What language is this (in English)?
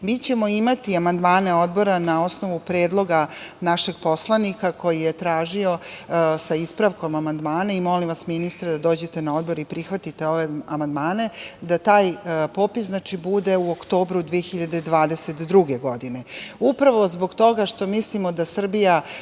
Serbian